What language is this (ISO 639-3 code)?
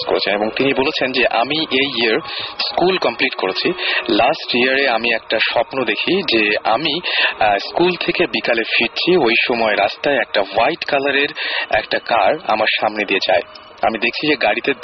ben